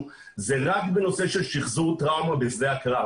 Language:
Hebrew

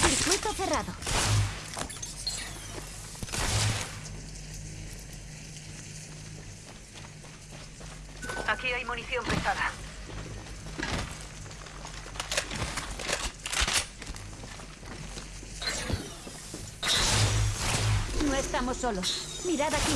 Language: Spanish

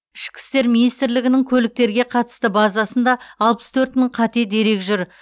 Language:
Kazakh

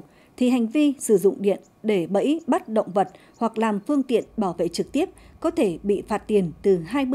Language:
Vietnamese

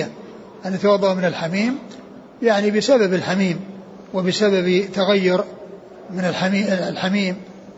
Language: Arabic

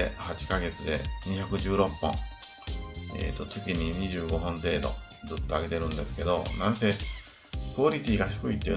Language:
Japanese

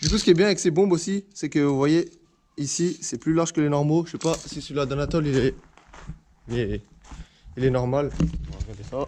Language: French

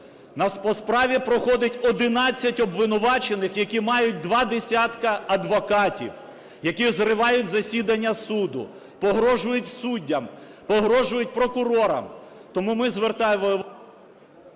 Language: Ukrainian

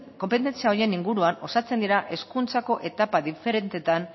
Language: Basque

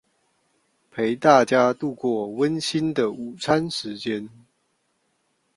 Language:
Chinese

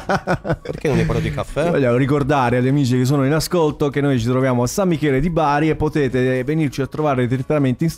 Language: Italian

